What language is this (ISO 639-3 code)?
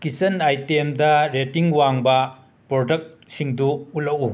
mni